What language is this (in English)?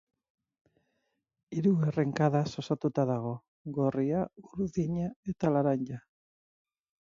Basque